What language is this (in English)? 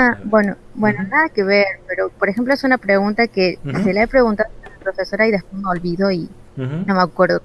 Spanish